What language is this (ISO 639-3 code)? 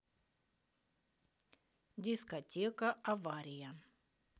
rus